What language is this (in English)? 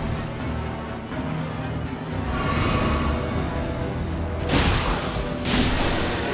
Polish